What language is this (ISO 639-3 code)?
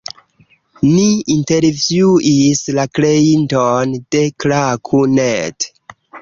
epo